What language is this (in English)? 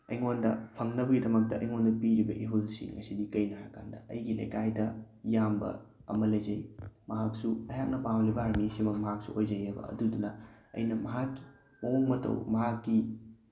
Manipuri